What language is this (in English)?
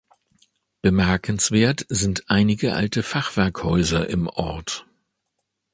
German